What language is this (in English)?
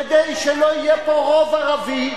Hebrew